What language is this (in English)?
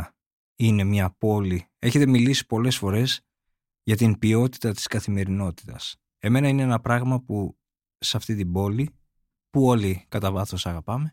Greek